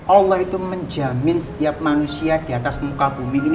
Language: Indonesian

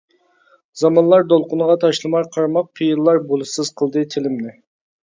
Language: Uyghur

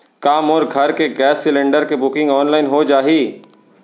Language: Chhattisgarhi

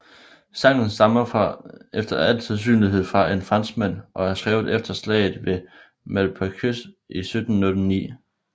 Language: Danish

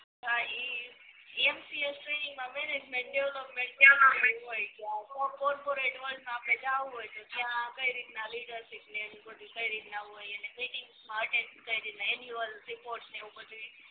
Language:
Gujarati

